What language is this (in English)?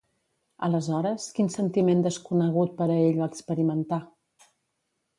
Catalan